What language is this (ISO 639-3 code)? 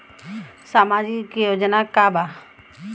bho